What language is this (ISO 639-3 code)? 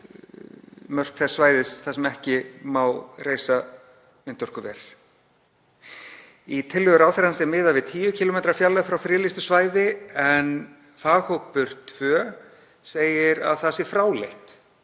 isl